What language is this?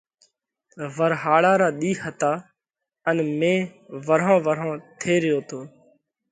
Parkari Koli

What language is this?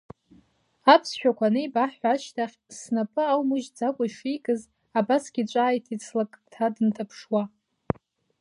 Abkhazian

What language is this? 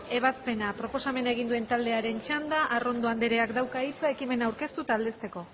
Basque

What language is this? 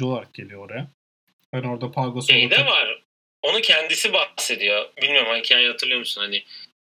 Turkish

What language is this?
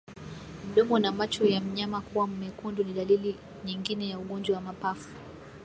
Swahili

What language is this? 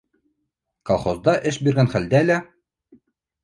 Bashkir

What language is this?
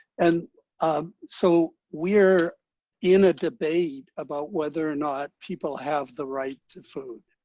English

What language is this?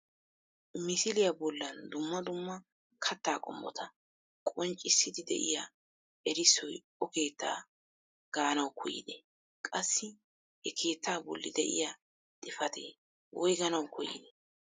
Wolaytta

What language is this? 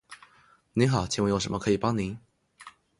Chinese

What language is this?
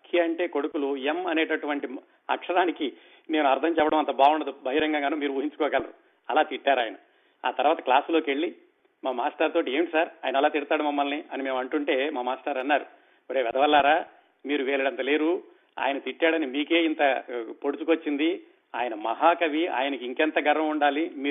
Telugu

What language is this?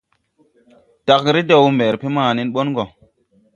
Tupuri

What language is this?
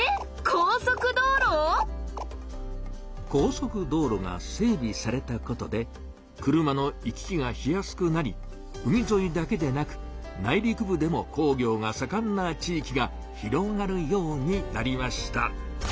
Japanese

